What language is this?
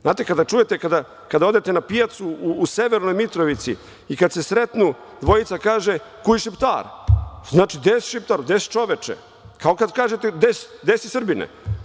Serbian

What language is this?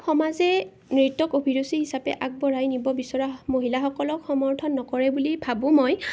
Assamese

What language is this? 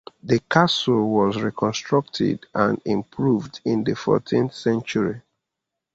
English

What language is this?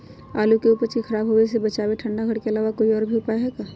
Magahi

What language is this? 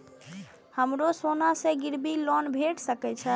Maithili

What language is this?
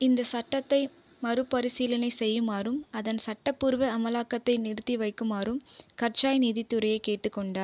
Tamil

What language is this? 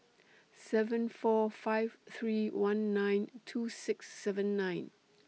English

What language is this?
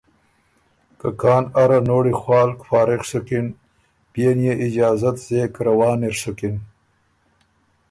Ormuri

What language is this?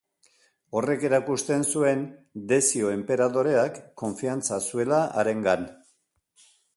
Basque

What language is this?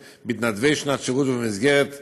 Hebrew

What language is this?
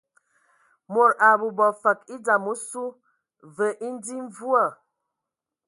Ewondo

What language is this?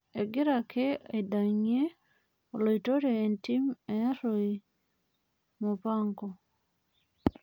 Masai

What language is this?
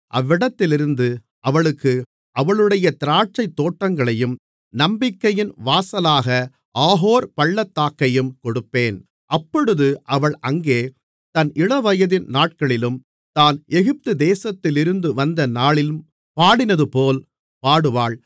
Tamil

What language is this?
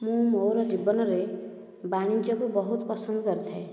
Odia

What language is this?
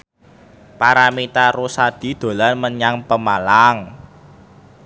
Javanese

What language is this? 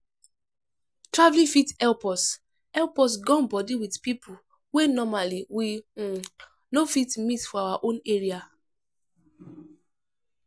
Nigerian Pidgin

